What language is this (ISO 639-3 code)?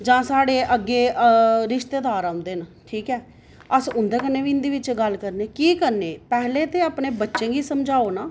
doi